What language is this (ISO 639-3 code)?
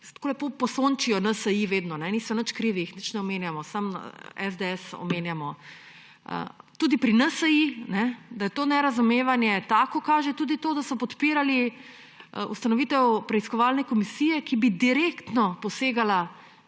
slv